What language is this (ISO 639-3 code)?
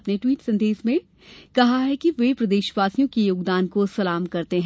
hin